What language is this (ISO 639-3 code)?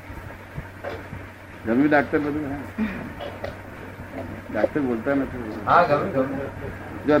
guj